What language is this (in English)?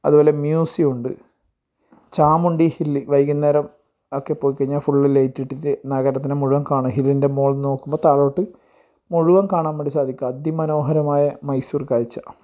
Malayalam